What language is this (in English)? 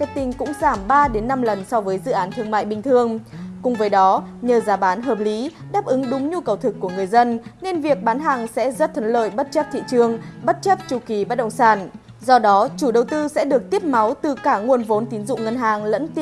Vietnamese